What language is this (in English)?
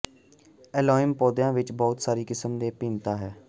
Punjabi